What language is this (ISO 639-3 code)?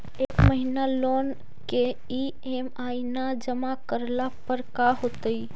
mag